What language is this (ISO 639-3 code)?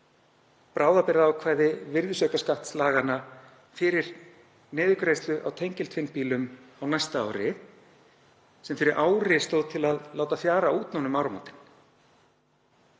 isl